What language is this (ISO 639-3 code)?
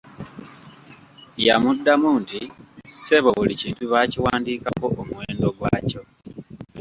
lug